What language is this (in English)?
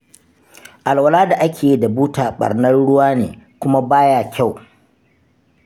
Hausa